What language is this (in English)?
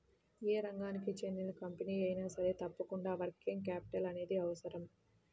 Telugu